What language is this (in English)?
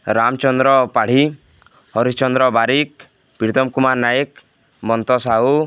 Odia